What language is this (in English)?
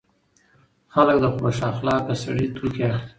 Pashto